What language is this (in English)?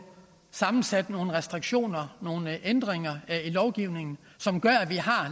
Danish